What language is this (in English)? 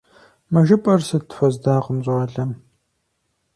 Kabardian